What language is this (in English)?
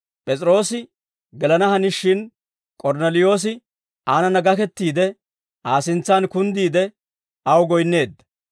Dawro